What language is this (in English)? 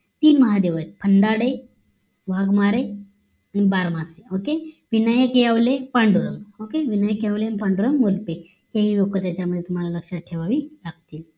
Marathi